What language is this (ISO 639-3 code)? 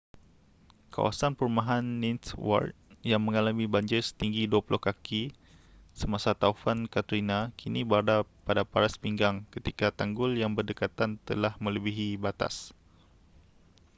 msa